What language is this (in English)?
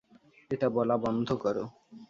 Bangla